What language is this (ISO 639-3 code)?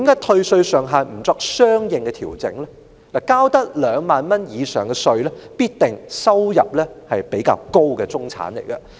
yue